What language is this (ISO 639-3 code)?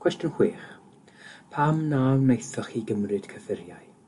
cym